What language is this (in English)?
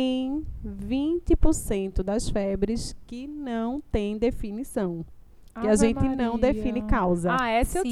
Portuguese